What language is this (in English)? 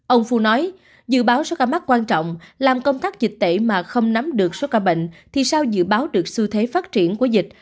Vietnamese